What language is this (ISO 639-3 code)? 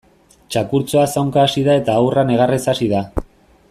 eus